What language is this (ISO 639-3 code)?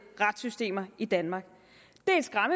dan